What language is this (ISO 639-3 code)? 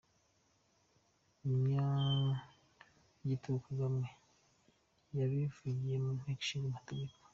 kin